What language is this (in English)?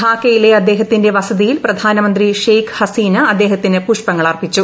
Malayalam